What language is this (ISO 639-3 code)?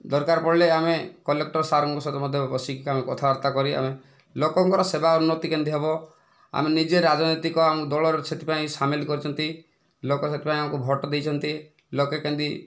ori